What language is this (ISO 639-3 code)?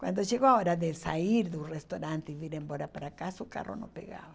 por